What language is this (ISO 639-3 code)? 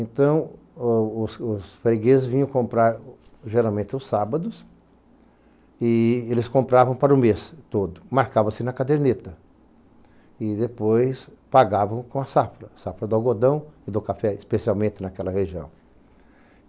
por